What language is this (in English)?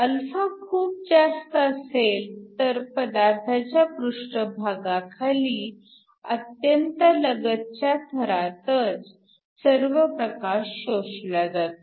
Marathi